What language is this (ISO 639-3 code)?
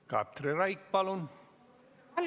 est